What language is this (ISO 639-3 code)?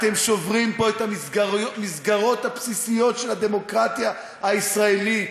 heb